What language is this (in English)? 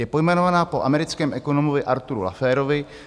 Czech